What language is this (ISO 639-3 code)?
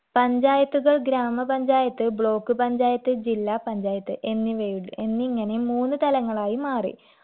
mal